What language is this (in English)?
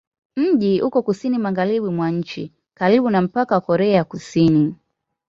Swahili